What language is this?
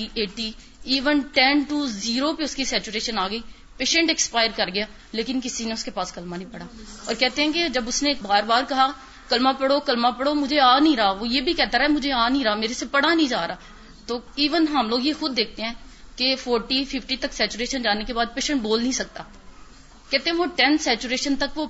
Urdu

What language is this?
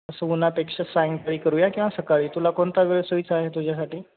Marathi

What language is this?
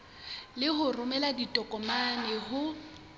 Southern Sotho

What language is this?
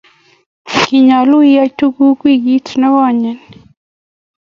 Kalenjin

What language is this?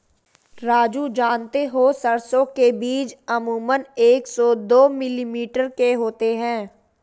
Hindi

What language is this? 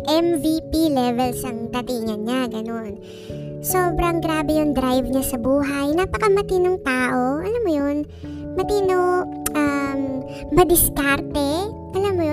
Filipino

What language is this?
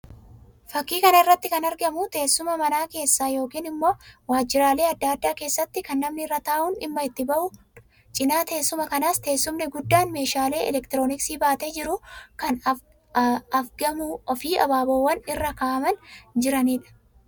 Oromo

